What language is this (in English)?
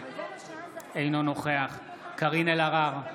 Hebrew